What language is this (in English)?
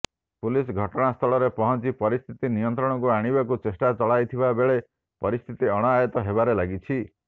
Odia